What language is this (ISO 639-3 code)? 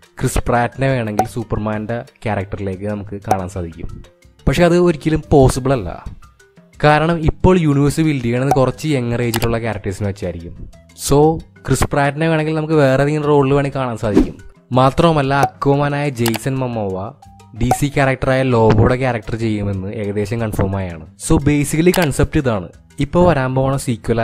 eng